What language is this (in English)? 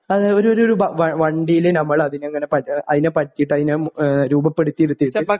Malayalam